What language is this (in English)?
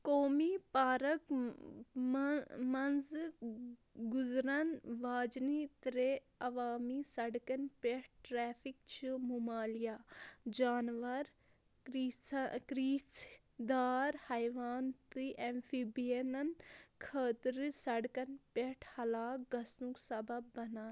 Kashmiri